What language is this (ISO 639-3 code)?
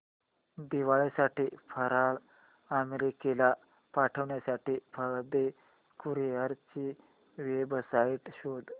mar